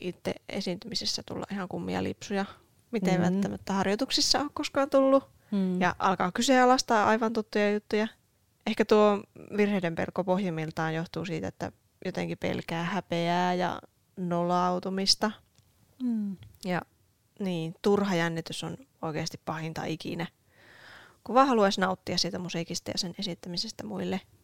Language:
Finnish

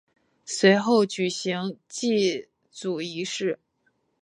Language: Chinese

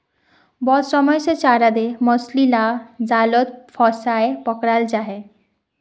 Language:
Magahi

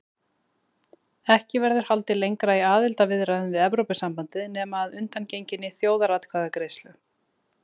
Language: Icelandic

